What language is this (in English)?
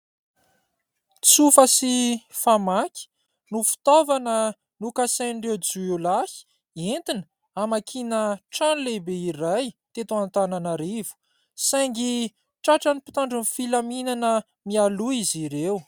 Malagasy